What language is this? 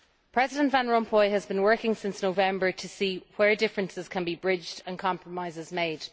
English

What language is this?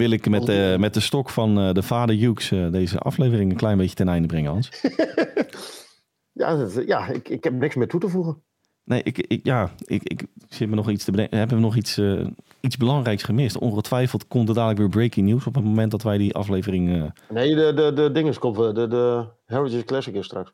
Dutch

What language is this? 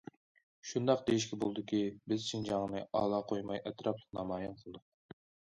Uyghur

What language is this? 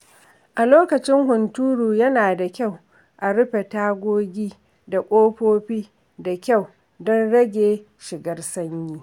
Hausa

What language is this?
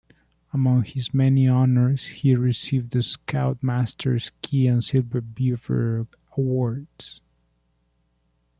English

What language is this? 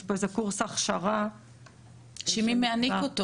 Hebrew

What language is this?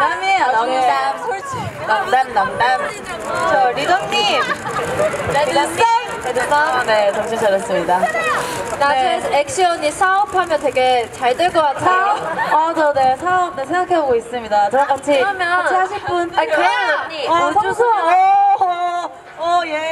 Korean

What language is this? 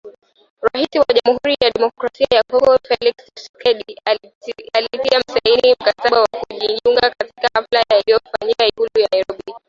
Swahili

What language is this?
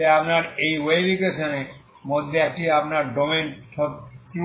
Bangla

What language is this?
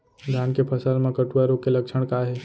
Chhattisgarhi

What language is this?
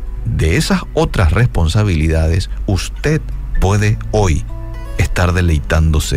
Spanish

